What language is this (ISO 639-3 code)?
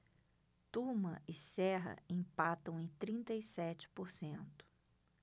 por